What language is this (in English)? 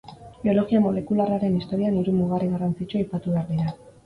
Basque